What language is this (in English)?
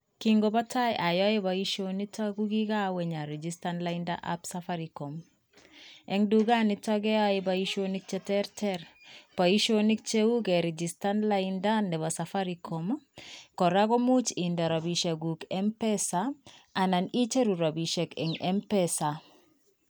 Kalenjin